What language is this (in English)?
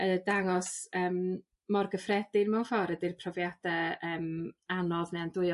Welsh